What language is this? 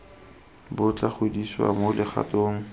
Tswana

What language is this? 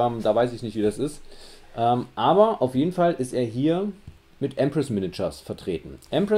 German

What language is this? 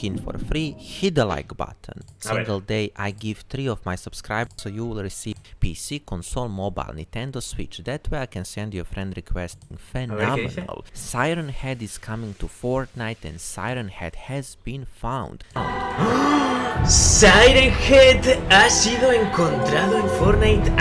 Spanish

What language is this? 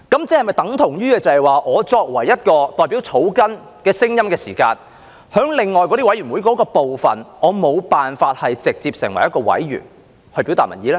Cantonese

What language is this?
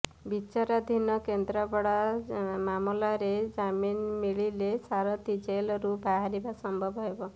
Odia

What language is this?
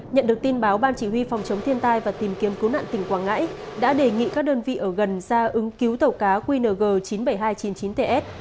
Vietnamese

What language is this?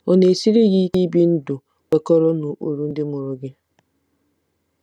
Igbo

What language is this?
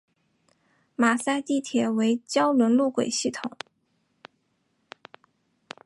Chinese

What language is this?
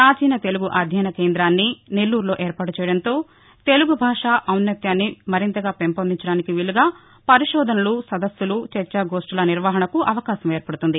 Telugu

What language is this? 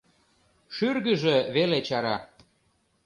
Mari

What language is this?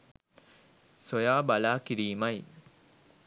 Sinhala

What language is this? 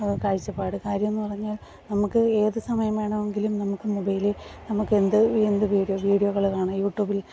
Malayalam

